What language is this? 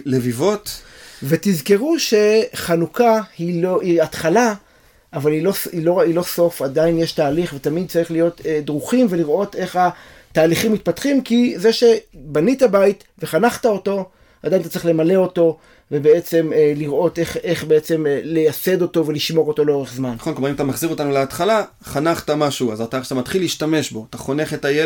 Hebrew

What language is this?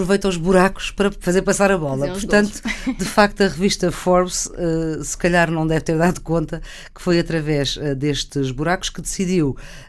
Portuguese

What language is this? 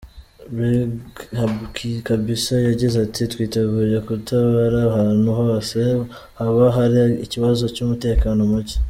Kinyarwanda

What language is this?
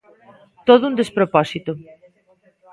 Galician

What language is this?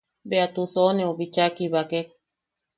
Yaqui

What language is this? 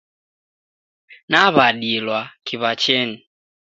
Taita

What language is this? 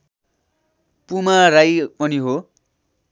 Nepali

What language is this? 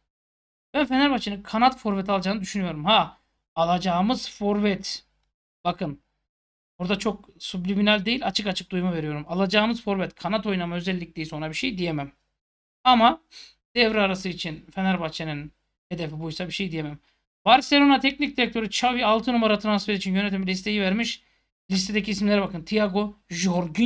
Turkish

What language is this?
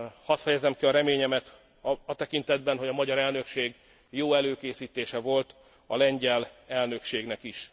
Hungarian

